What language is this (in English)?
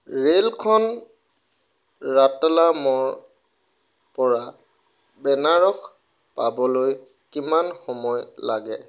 Assamese